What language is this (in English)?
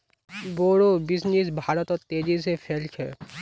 Magahi